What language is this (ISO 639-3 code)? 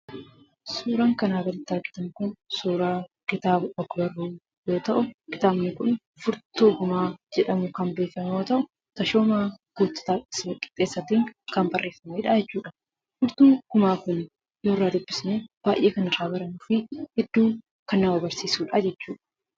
orm